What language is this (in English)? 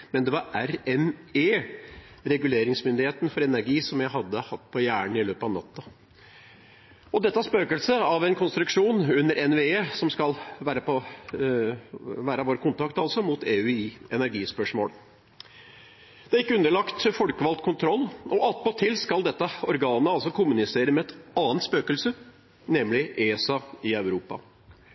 Norwegian Bokmål